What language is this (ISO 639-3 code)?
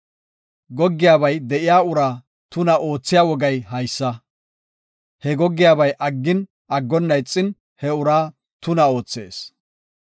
gof